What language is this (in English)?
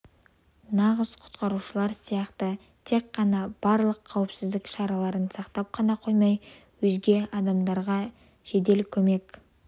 Kazakh